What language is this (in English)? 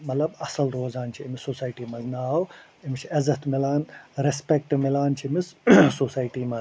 Kashmiri